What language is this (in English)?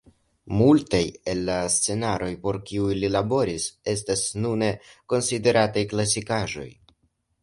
Esperanto